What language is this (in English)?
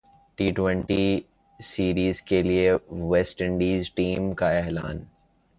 Urdu